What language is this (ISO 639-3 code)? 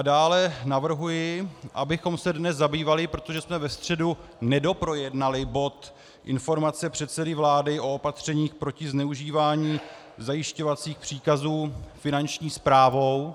ces